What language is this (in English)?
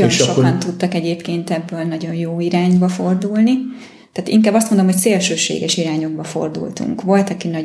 Hungarian